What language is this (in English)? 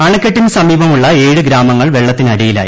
Malayalam